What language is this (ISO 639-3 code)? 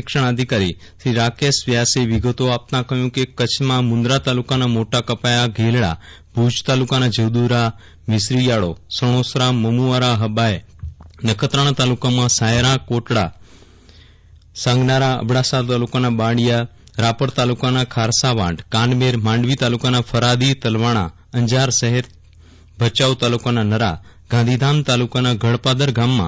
guj